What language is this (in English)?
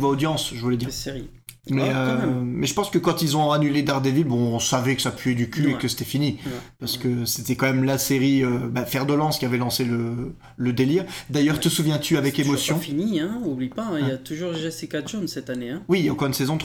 French